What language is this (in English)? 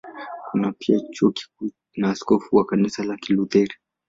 Swahili